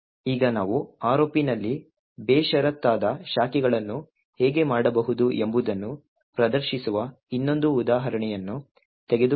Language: Kannada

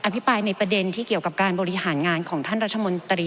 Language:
Thai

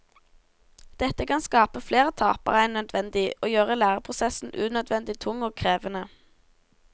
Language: Norwegian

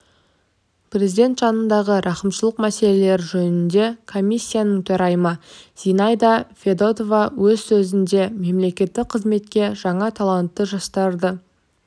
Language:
Kazakh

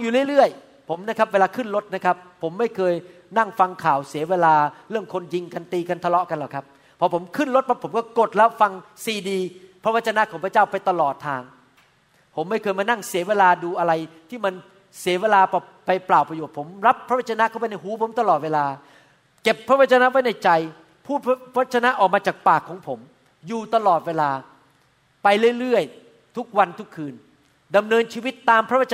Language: Thai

